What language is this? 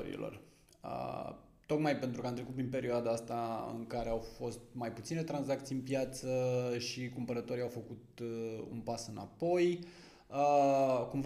Romanian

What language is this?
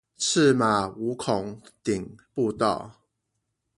Chinese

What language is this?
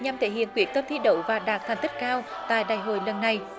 Vietnamese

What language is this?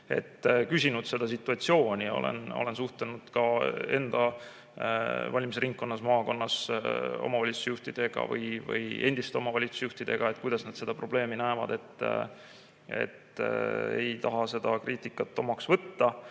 Estonian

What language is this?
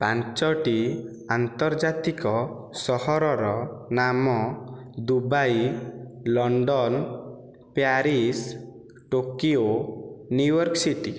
Odia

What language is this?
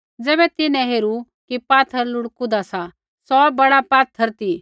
Kullu Pahari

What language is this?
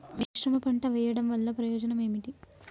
Telugu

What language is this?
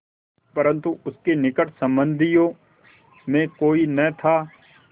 Hindi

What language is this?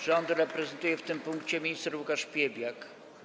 Polish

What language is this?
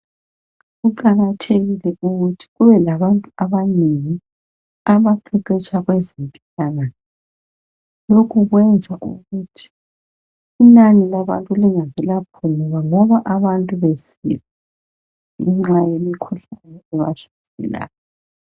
North Ndebele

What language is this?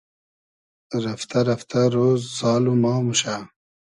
Hazaragi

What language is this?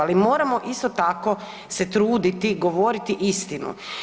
Croatian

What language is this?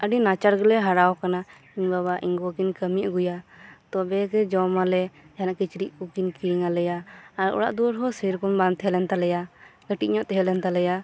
Santali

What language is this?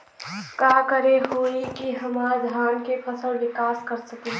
Bhojpuri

